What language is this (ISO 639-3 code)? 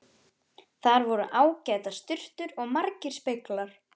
isl